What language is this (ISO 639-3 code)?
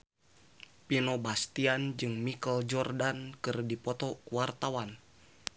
sun